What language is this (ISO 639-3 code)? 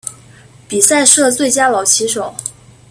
zho